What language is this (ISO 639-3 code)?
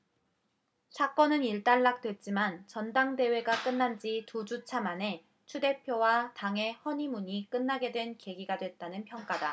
kor